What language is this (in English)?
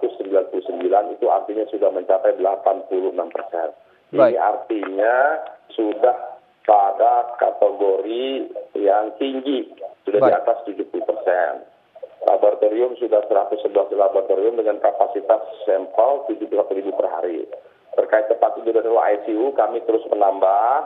Indonesian